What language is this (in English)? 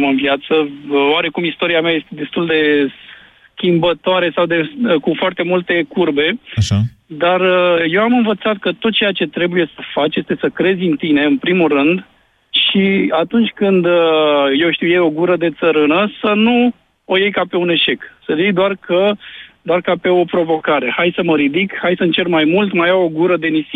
Romanian